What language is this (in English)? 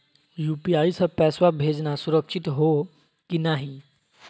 Magahi